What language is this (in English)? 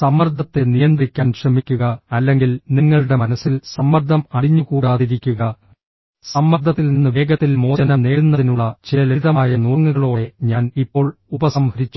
Malayalam